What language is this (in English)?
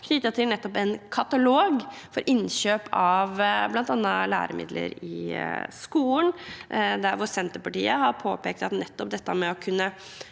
Norwegian